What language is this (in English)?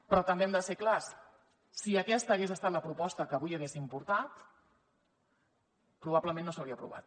Catalan